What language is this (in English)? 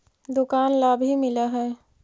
Magahi